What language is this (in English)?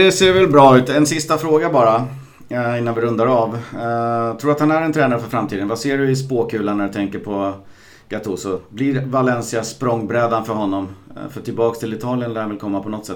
Swedish